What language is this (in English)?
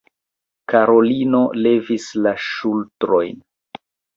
Esperanto